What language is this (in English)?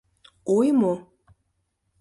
Mari